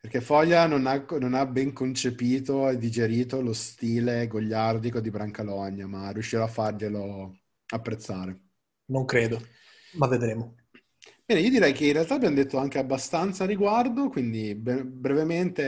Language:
Italian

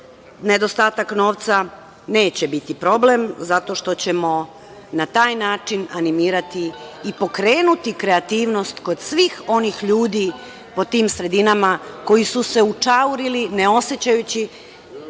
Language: Serbian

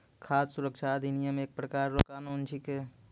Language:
Maithili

